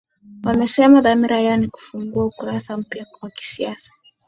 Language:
Swahili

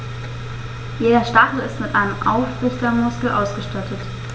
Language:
German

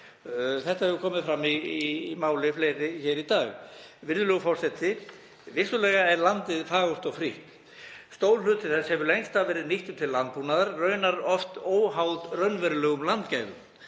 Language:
Icelandic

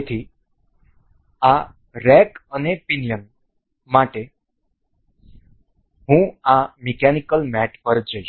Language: Gujarati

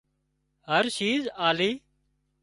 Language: Wadiyara Koli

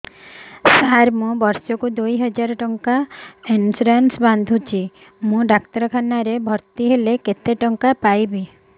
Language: Odia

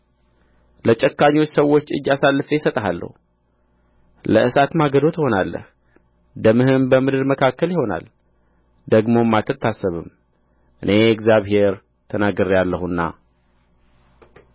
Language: Amharic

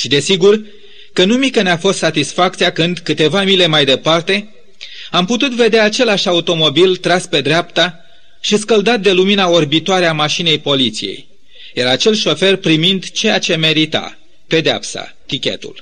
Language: Romanian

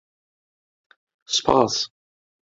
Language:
Central Kurdish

